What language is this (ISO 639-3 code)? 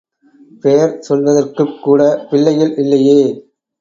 tam